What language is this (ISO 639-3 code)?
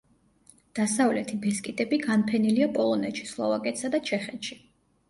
kat